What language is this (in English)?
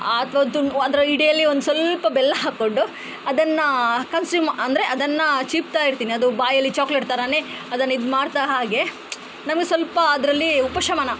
Kannada